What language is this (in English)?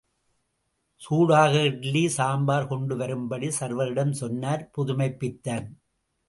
Tamil